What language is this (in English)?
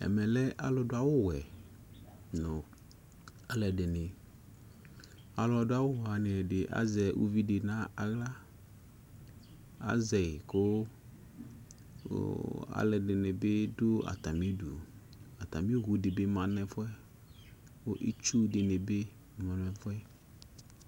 Ikposo